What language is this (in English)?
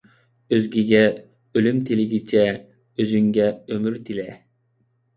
Uyghur